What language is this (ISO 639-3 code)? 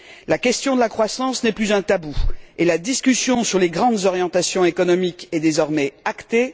fra